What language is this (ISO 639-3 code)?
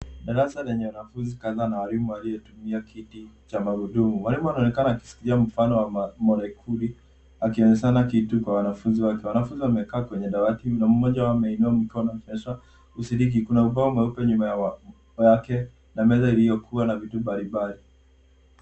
swa